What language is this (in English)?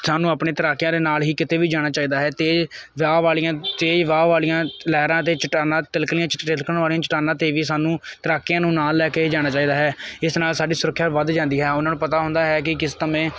Punjabi